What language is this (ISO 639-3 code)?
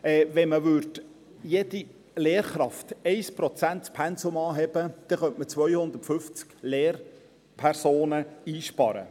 gsw